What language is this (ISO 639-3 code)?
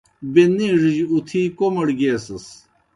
plk